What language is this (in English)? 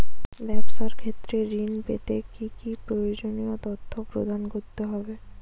Bangla